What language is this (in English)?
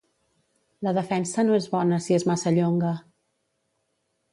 Catalan